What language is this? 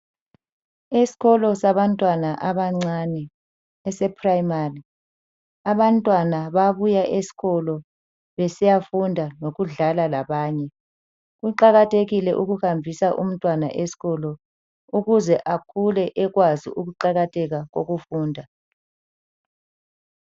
North Ndebele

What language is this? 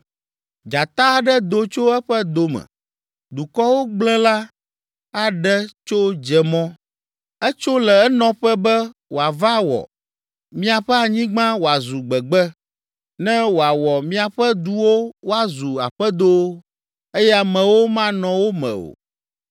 Ewe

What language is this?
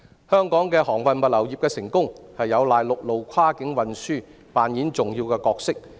Cantonese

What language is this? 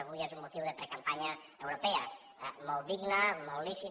Catalan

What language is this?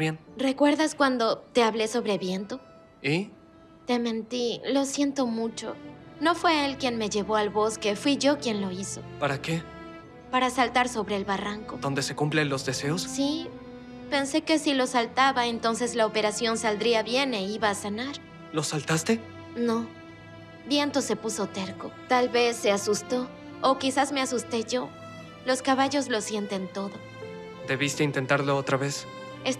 Spanish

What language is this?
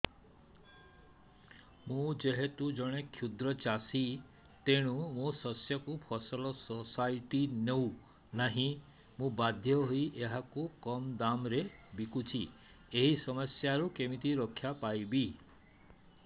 Odia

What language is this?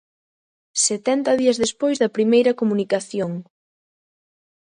Galician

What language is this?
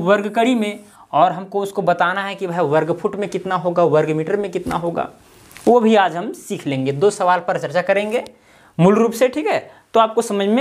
Hindi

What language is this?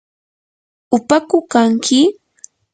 Yanahuanca Pasco Quechua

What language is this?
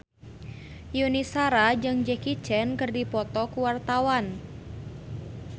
Sundanese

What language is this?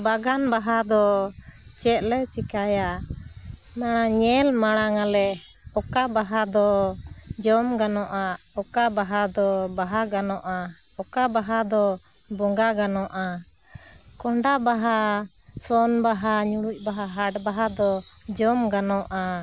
Santali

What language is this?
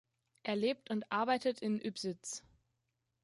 German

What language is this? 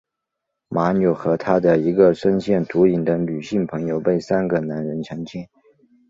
Chinese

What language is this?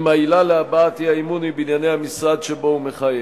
Hebrew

